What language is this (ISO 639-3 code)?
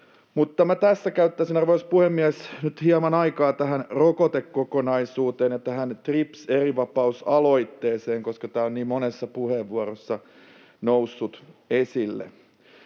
fin